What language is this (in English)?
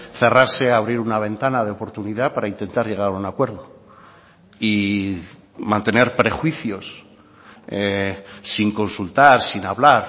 Spanish